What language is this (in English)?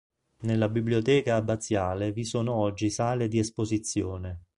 Italian